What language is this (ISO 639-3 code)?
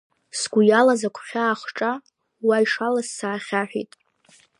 abk